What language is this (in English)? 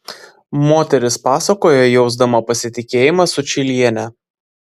Lithuanian